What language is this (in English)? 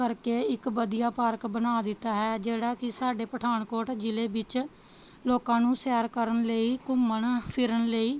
Punjabi